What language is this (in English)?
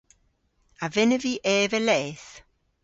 Cornish